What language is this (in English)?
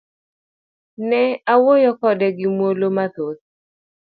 Luo (Kenya and Tanzania)